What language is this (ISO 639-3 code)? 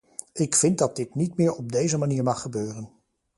nld